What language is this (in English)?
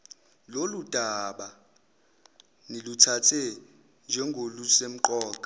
Zulu